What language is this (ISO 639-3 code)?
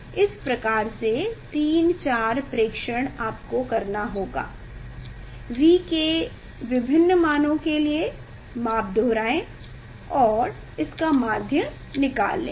hin